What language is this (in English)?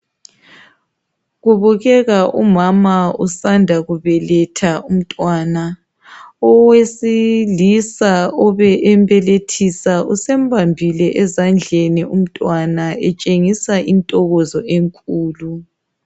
North Ndebele